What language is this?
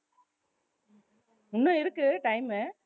Tamil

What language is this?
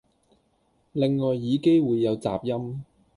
Cantonese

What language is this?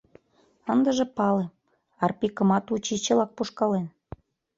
Mari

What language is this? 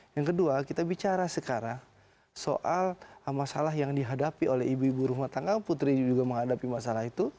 Indonesian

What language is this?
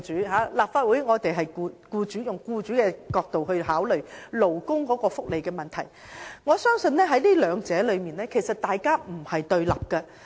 Cantonese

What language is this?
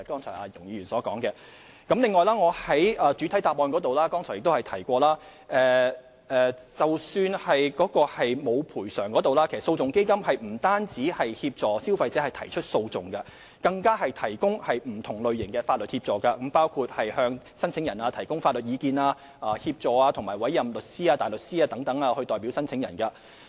Cantonese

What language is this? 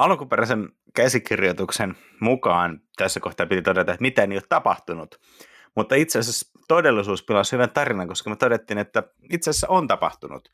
Finnish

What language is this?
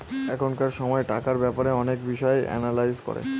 Bangla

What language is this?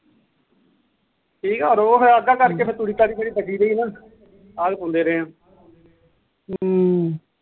Punjabi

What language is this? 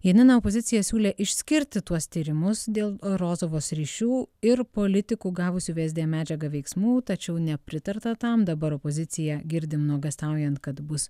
Lithuanian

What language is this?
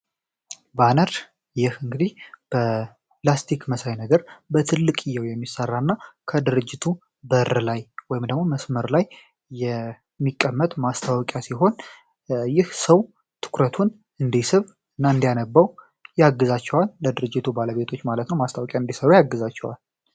Amharic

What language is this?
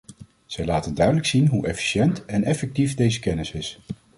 Dutch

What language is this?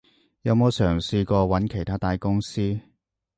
Cantonese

